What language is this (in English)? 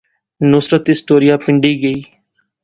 Pahari-Potwari